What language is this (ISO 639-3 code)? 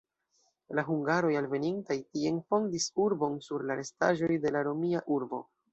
epo